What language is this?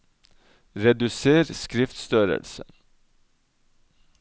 Norwegian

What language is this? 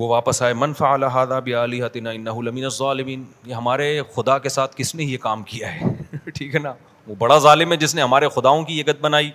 Urdu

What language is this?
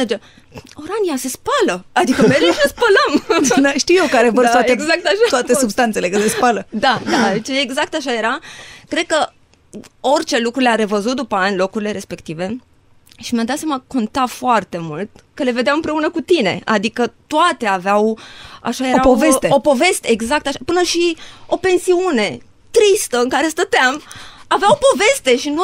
Romanian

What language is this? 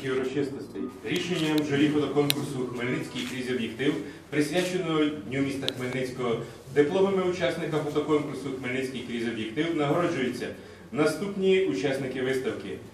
Ukrainian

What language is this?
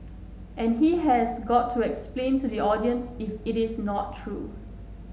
English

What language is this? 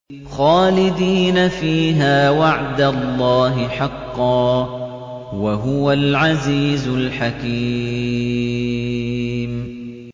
Arabic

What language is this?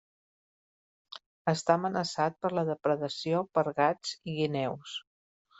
Catalan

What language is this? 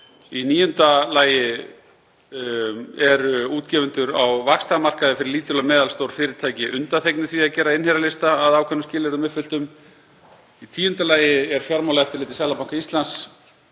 Icelandic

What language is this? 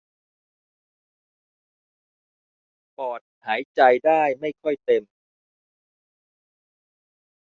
Thai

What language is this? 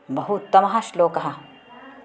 Sanskrit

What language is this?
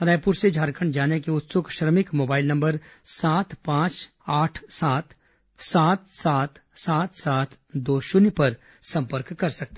Hindi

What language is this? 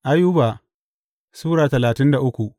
Hausa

